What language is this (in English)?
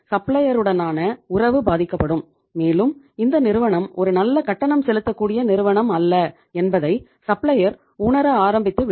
Tamil